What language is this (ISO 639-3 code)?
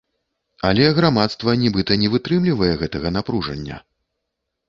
bel